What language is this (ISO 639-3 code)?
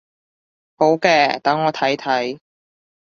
yue